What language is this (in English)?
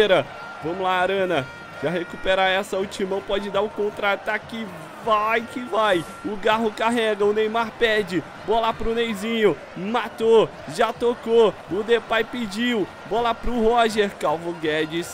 Portuguese